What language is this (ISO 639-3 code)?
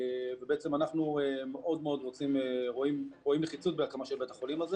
heb